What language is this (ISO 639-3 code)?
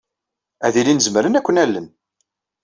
kab